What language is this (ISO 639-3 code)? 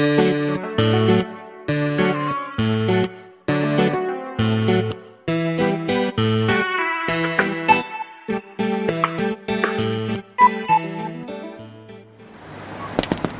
kor